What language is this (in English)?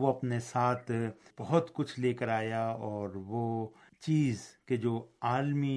Urdu